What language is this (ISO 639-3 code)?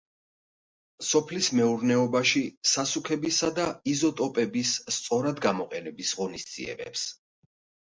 kat